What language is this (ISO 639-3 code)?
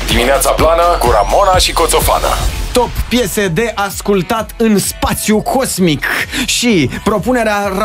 ron